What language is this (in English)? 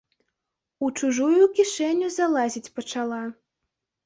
Belarusian